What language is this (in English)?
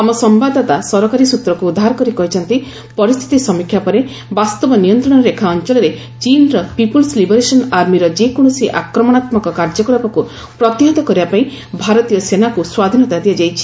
Odia